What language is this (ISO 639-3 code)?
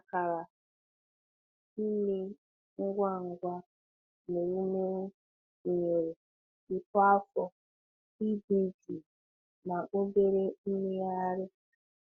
ibo